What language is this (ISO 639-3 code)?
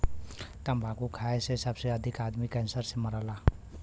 bho